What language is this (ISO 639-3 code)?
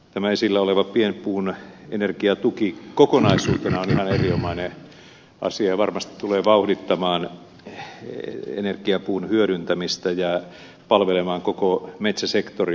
fin